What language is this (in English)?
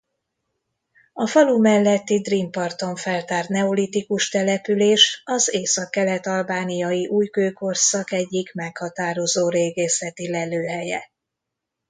Hungarian